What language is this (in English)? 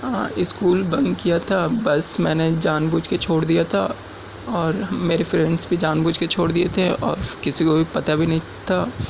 Urdu